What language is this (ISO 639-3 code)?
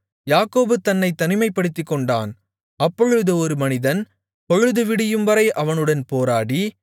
tam